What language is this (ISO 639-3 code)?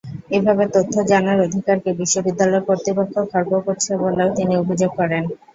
ben